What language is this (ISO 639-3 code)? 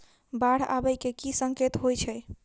mai